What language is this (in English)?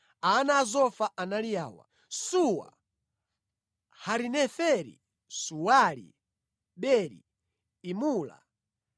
Nyanja